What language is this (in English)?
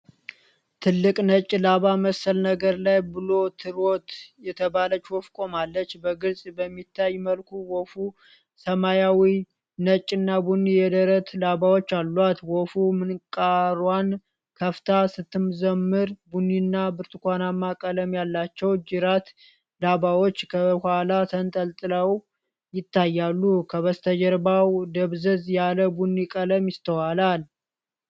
Amharic